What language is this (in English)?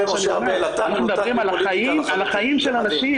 Hebrew